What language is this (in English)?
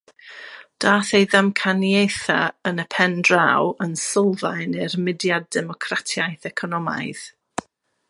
Welsh